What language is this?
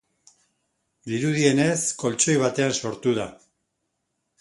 Basque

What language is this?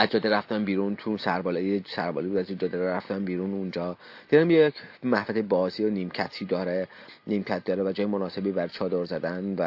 Persian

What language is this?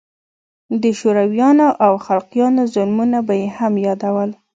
Pashto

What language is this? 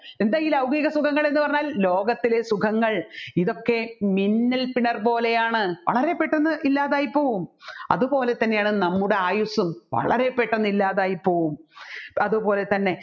Malayalam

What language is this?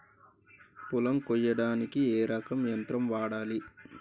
Telugu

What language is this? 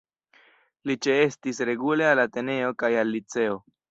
Esperanto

